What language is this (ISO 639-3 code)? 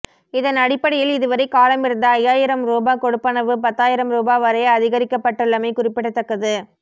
tam